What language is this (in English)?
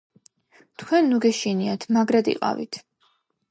Georgian